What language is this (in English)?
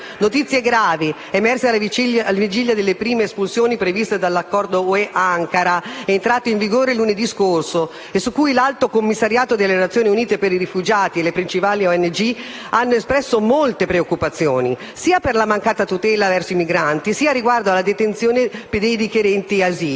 Italian